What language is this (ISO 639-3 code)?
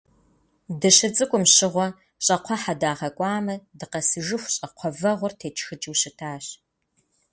kbd